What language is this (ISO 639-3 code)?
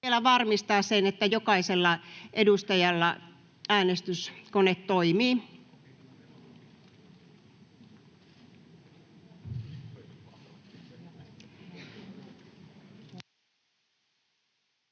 fin